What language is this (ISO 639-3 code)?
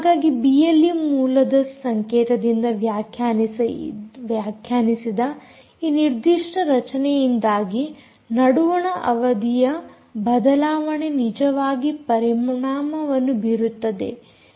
kan